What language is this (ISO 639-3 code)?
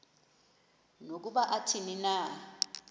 xho